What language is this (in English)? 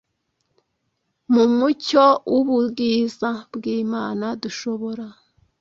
Kinyarwanda